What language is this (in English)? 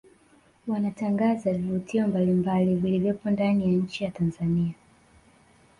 Swahili